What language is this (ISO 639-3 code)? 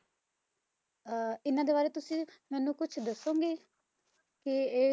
pan